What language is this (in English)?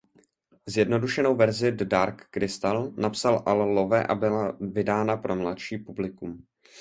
Czech